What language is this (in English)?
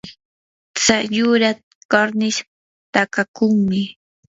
Yanahuanca Pasco Quechua